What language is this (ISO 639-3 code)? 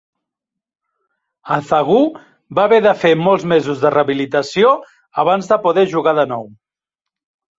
cat